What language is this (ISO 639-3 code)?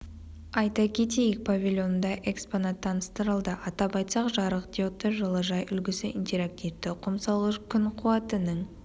kaz